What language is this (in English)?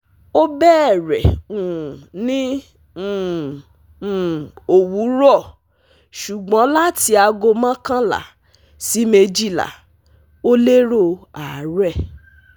Yoruba